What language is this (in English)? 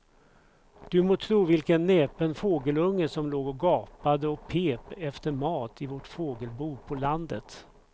Swedish